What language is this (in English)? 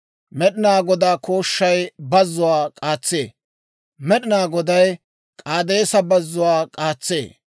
Dawro